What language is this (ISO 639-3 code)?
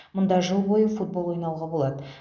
kaz